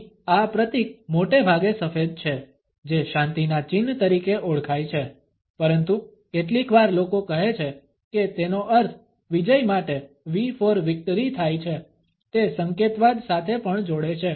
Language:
Gujarati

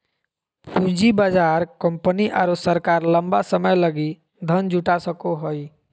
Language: Magahi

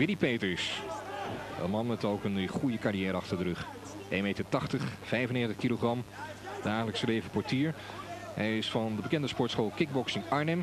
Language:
Dutch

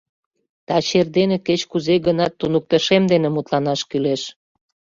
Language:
Mari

